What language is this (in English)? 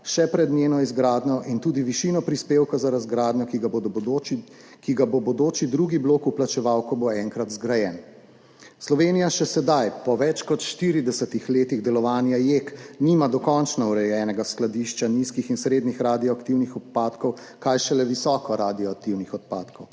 Slovenian